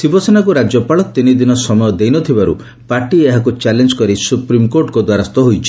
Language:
Odia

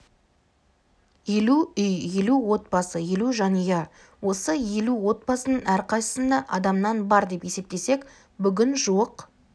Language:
Kazakh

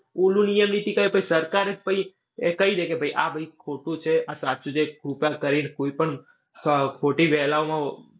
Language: Gujarati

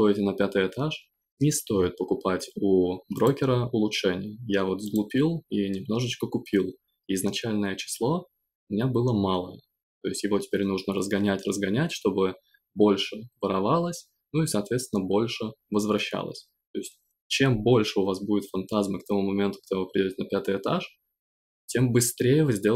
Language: Russian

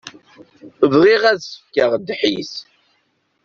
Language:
Kabyle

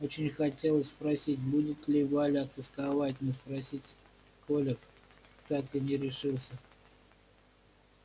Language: Russian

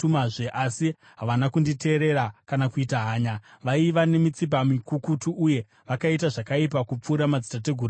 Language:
Shona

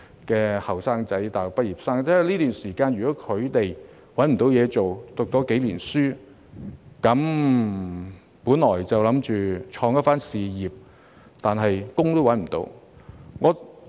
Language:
Cantonese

